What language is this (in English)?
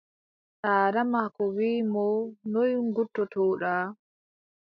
Adamawa Fulfulde